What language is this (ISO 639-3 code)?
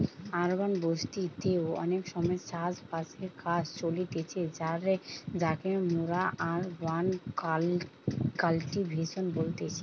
ben